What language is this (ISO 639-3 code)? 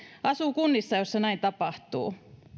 fin